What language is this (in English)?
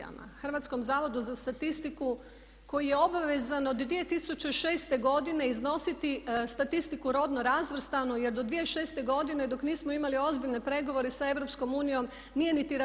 Croatian